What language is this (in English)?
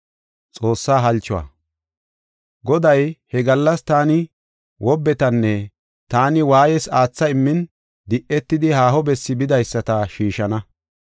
Gofa